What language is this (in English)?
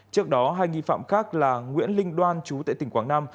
Vietnamese